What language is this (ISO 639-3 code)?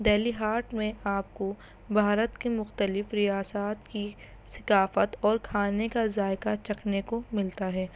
urd